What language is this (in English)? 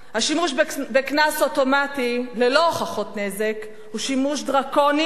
Hebrew